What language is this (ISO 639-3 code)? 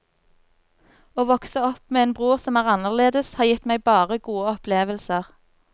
nor